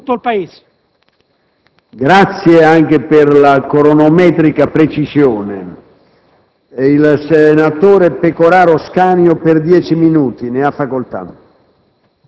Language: Italian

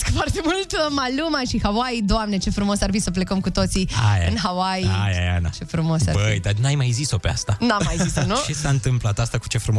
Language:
Romanian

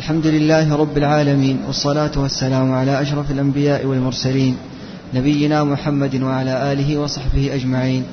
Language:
Arabic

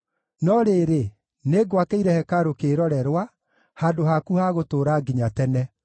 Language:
Kikuyu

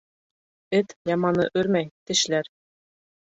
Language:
Bashkir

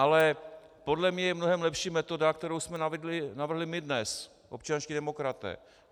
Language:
Czech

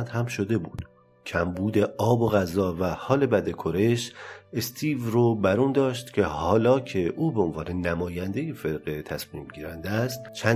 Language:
Persian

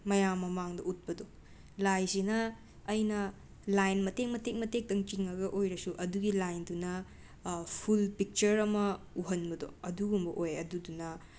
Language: Manipuri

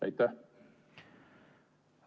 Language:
Estonian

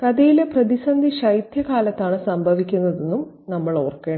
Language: Malayalam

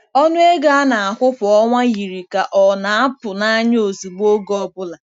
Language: Igbo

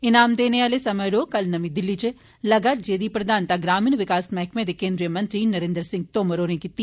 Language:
Dogri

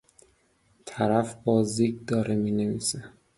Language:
Persian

